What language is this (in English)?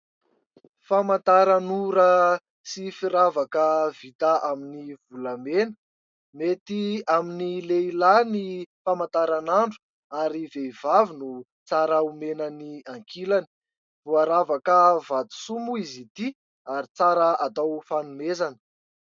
Malagasy